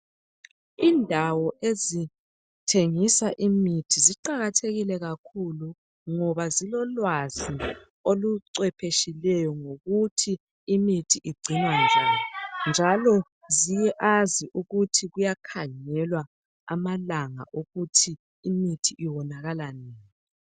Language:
North Ndebele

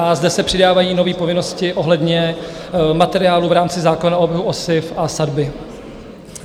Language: Czech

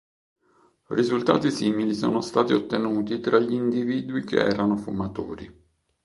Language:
Italian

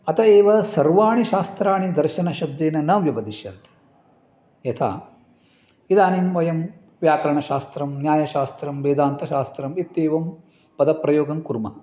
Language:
Sanskrit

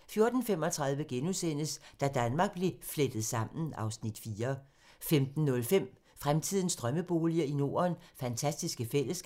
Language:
Danish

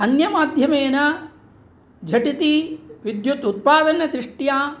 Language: Sanskrit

